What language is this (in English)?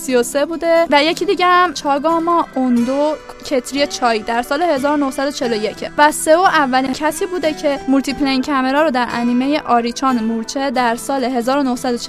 Persian